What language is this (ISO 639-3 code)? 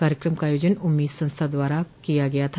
hin